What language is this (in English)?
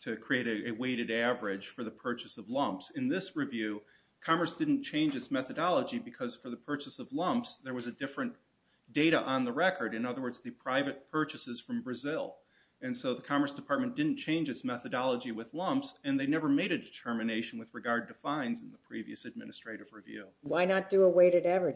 English